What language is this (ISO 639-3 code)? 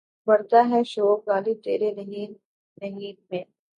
urd